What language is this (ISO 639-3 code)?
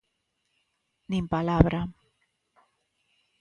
glg